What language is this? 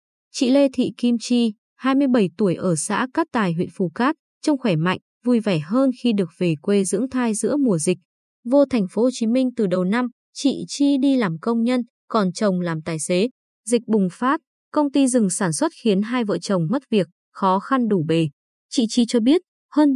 Vietnamese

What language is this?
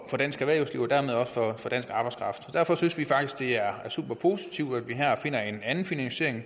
Danish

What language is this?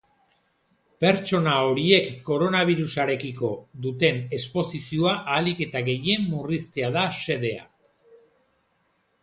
Basque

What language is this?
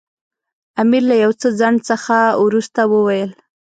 Pashto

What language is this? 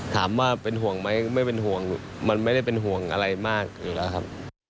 Thai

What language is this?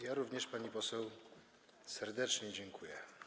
Polish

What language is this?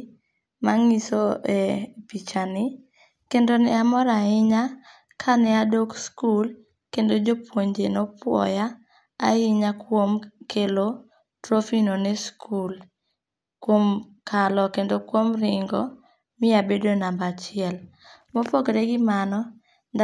Luo (Kenya and Tanzania)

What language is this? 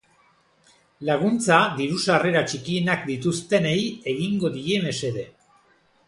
Basque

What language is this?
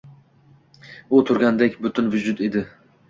Uzbek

